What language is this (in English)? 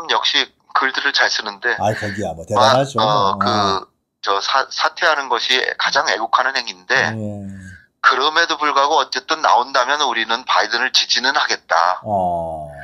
Korean